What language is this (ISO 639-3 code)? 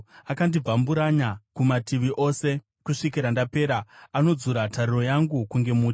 sna